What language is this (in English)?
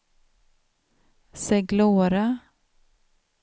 Swedish